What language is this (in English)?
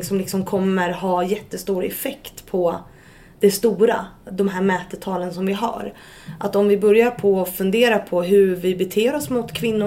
Swedish